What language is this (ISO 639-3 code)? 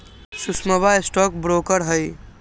mag